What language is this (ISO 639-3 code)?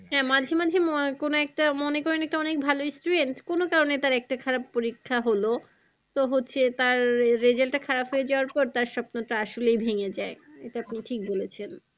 ben